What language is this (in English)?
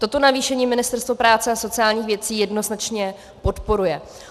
Czech